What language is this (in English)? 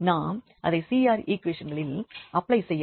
Tamil